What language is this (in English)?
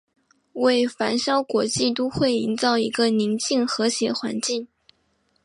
Chinese